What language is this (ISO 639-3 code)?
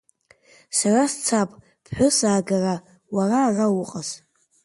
abk